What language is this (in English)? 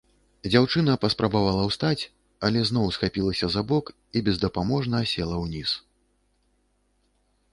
Belarusian